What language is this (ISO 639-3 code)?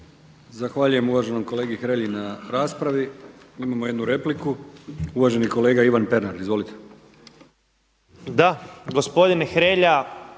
hrv